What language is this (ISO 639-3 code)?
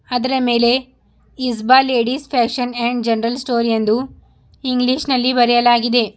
kan